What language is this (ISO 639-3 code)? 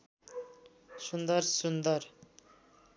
nep